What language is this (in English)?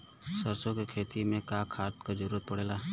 Bhojpuri